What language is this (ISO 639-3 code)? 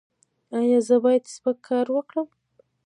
pus